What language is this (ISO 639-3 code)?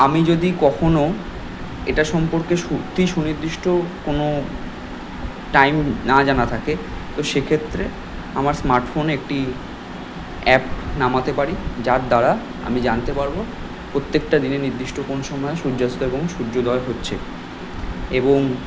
ben